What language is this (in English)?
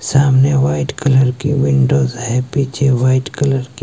Hindi